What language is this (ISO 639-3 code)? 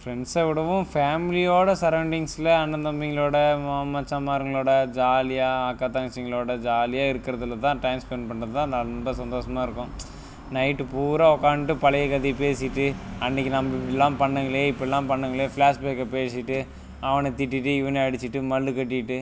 tam